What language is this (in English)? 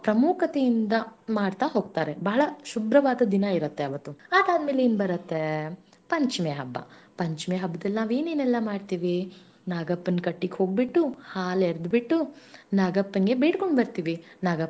Kannada